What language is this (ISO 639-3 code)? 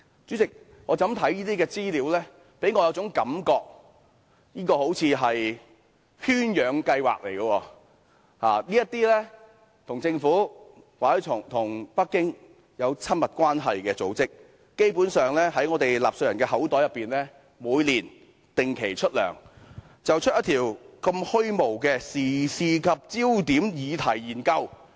yue